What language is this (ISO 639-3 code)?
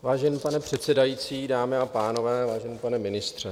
ces